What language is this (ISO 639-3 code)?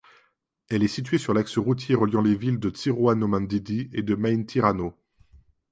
fra